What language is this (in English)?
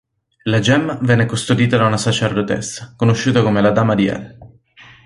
Italian